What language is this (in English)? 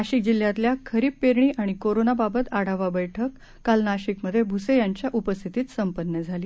Marathi